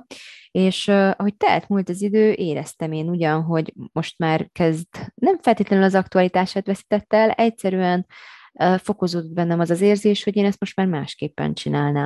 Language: Hungarian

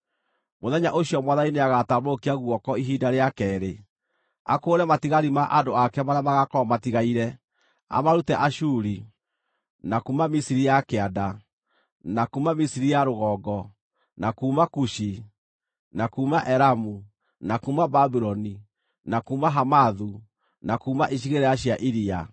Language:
Kikuyu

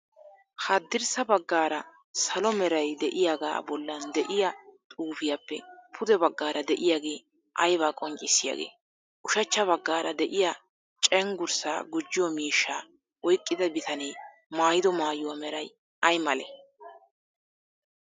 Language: Wolaytta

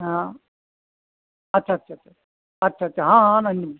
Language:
Hindi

